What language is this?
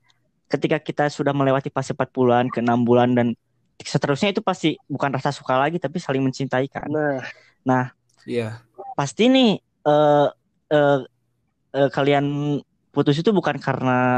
Indonesian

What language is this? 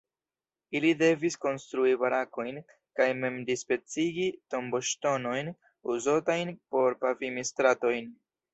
Esperanto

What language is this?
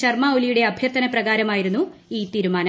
Malayalam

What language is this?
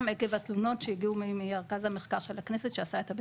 Hebrew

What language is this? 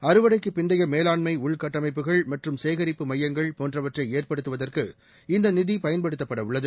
Tamil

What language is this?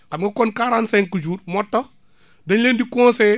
Wolof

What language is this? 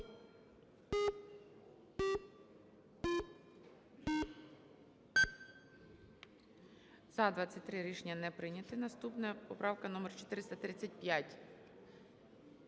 Ukrainian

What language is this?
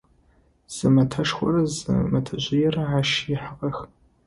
Adyghe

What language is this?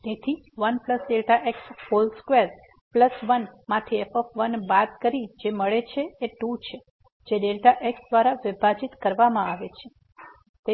Gujarati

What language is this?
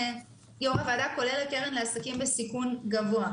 Hebrew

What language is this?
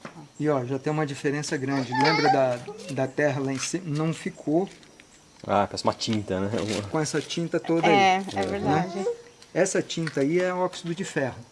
Portuguese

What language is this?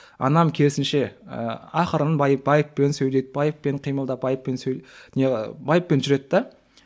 Kazakh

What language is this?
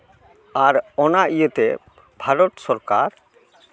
Santali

